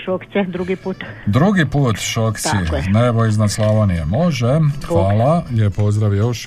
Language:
Croatian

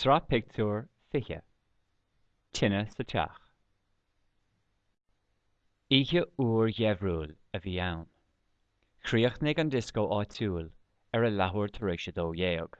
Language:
Irish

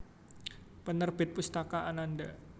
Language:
Javanese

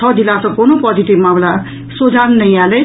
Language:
Maithili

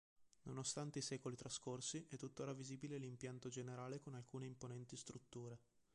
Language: Italian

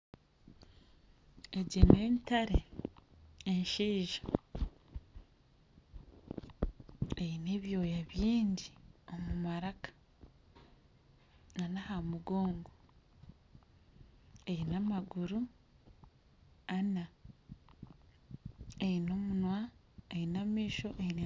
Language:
Nyankole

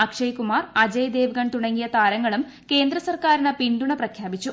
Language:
Malayalam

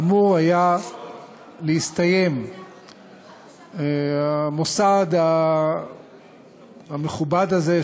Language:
Hebrew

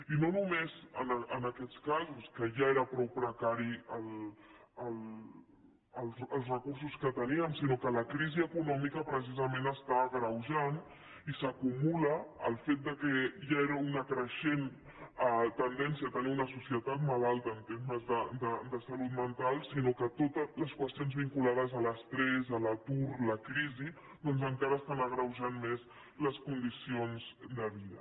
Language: Catalan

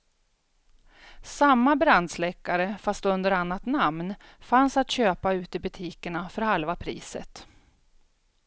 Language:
Swedish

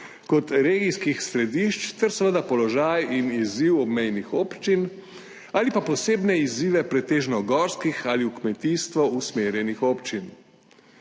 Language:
Slovenian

